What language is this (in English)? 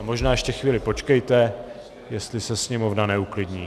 Czech